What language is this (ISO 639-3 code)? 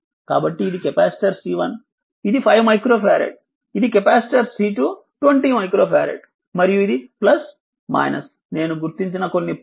tel